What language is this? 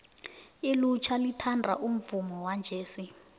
South Ndebele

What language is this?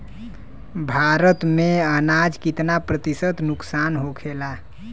Bhojpuri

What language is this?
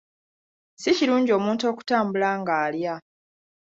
Ganda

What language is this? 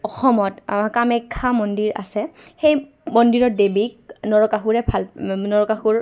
Assamese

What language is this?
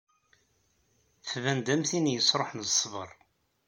Kabyle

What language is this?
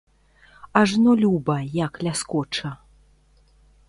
Belarusian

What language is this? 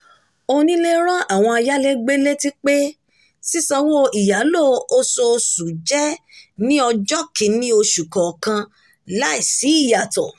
Yoruba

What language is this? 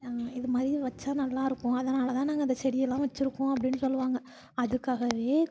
Tamil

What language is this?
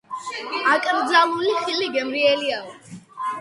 Georgian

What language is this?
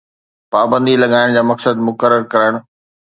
Sindhi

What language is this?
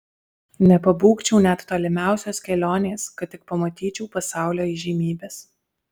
Lithuanian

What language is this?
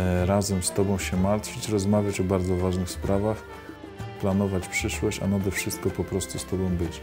Polish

